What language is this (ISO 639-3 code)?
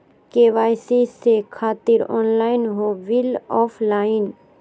mag